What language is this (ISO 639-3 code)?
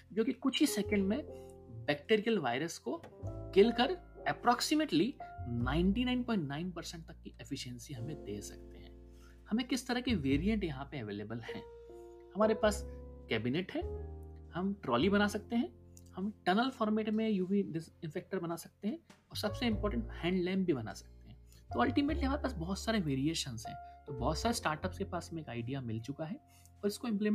hin